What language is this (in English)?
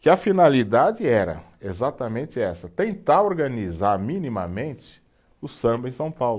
Portuguese